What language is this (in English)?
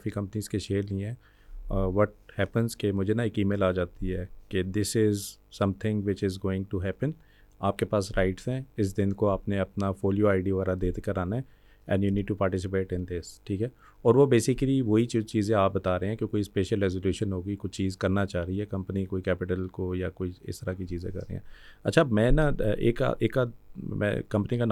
Urdu